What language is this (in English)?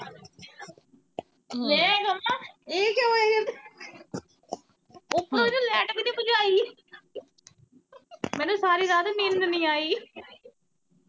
Punjabi